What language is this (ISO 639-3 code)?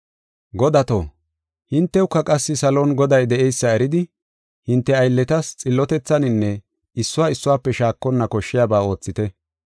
gof